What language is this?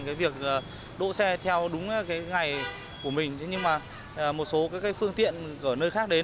Vietnamese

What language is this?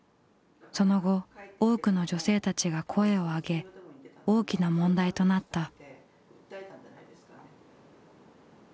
Japanese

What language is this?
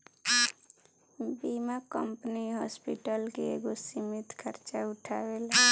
Bhojpuri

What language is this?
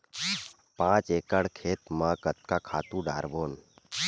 Chhattisgarhi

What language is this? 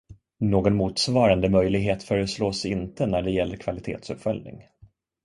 Swedish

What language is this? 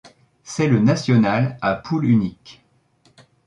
French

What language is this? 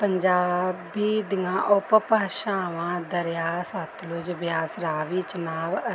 Punjabi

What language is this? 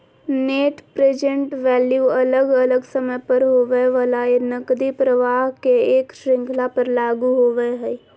Magahi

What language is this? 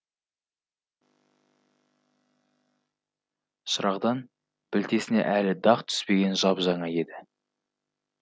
Kazakh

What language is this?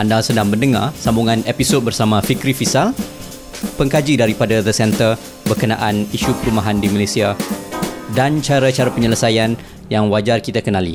Malay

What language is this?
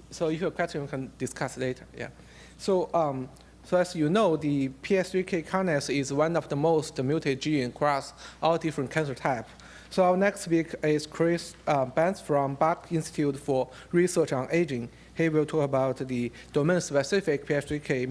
English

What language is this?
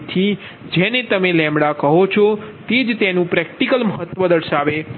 Gujarati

